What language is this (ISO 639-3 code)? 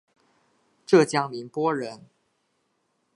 zho